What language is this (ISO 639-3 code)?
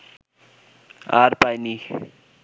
ben